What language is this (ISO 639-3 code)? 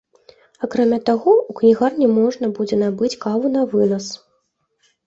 bel